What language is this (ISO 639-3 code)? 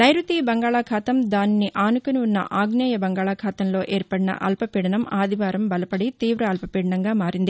tel